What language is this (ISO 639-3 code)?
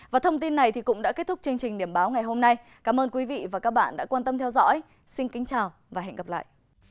vie